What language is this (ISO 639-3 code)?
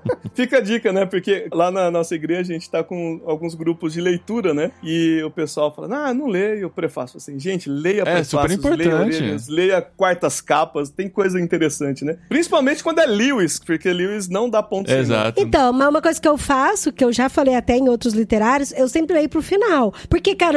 por